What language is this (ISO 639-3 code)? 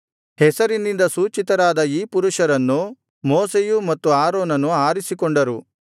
kan